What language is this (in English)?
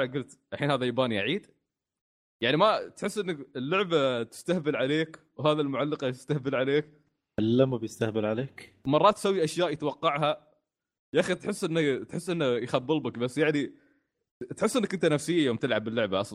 Arabic